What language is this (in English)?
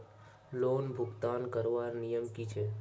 Magahi